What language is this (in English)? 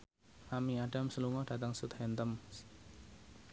Javanese